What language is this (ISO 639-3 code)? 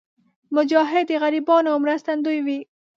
pus